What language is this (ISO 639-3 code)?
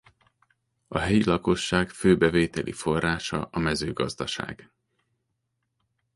hun